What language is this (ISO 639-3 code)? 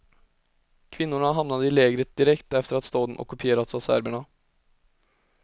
swe